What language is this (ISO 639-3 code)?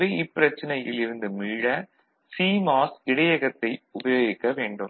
tam